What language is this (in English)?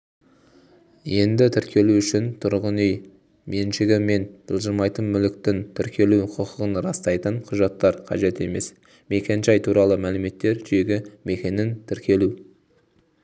Kazakh